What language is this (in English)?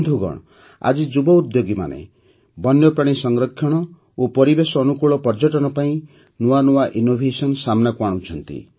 Odia